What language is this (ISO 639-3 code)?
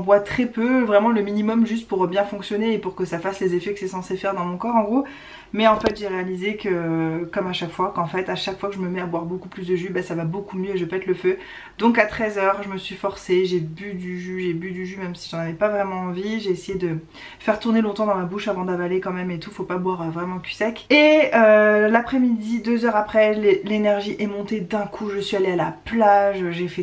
fra